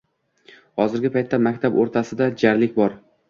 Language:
Uzbek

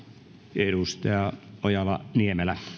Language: Finnish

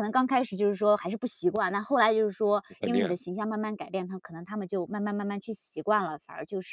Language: Chinese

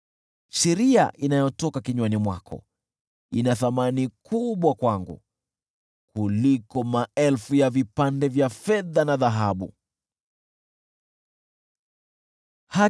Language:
Swahili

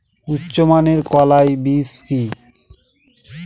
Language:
Bangla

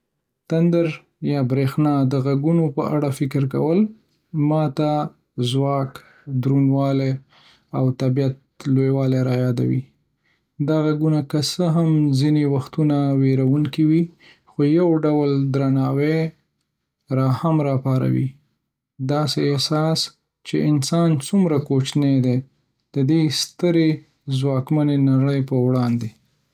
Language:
Pashto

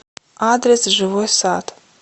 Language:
Russian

